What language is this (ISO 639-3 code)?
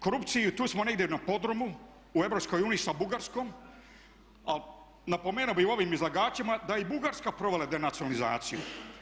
hrv